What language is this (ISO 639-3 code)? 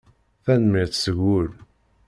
kab